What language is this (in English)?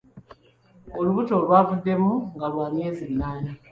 Ganda